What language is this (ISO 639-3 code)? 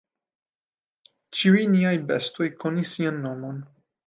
epo